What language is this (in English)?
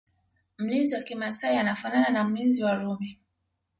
Swahili